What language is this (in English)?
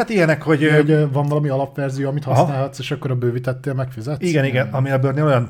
Hungarian